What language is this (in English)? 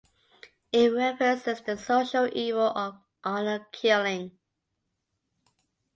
English